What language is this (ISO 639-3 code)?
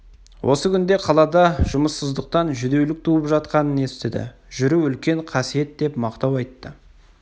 kaz